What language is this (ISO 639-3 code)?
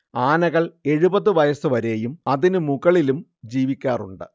mal